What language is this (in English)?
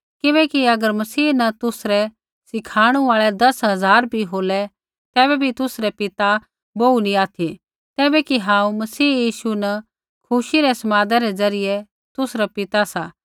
Kullu Pahari